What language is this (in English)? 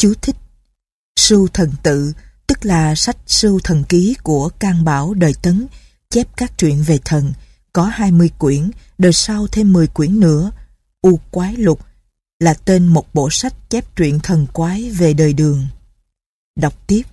Vietnamese